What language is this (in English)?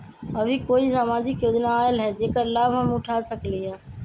Magahi